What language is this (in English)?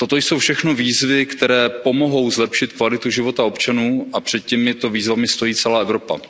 Czech